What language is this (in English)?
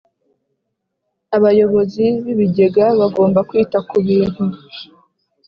Kinyarwanda